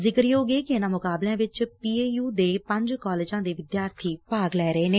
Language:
Punjabi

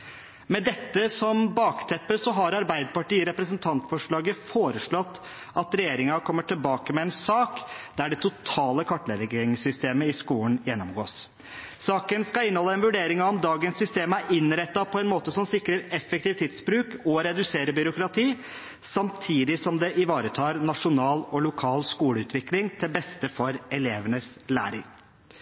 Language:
Norwegian Bokmål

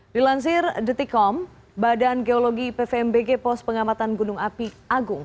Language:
Indonesian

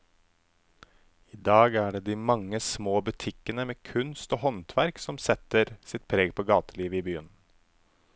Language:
Norwegian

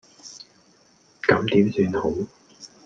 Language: Cantonese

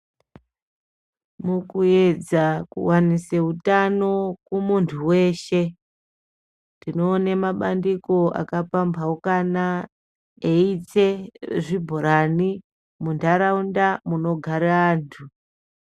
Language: Ndau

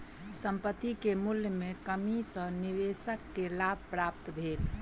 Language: Maithili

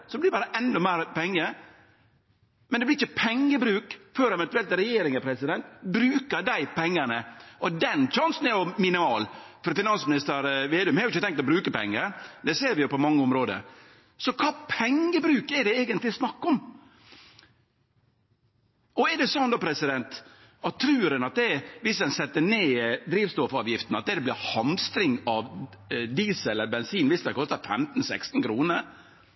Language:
Norwegian Nynorsk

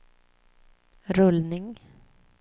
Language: Swedish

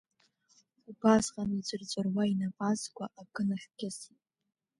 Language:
Abkhazian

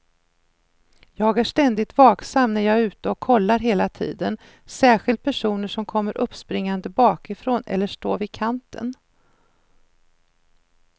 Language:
Swedish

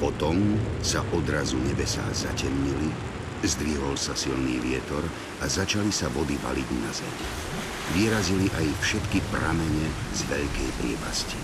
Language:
Slovak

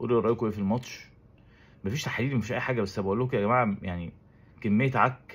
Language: Arabic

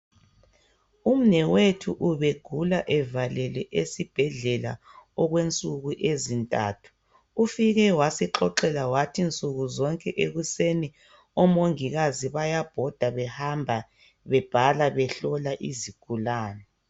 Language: North Ndebele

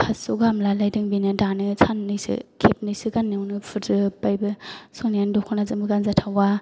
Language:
Bodo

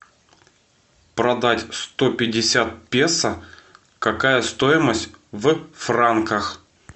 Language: Russian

